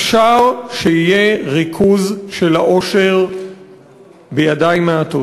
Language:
Hebrew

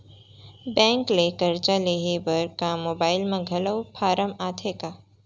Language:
Chhattisgarhi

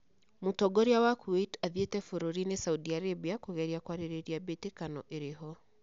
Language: Kikuyu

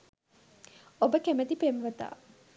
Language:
Sinhala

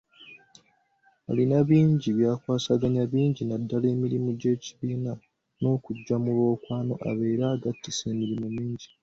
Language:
Ganda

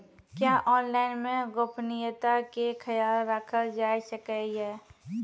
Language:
Maithili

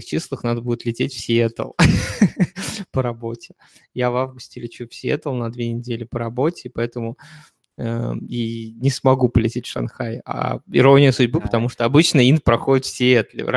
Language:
Russian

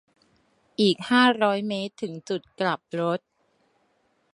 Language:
Thai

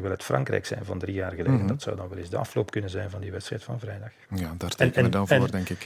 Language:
Dutch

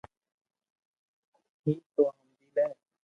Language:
Loarki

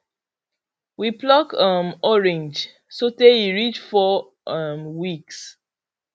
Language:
Nigerian Pidgin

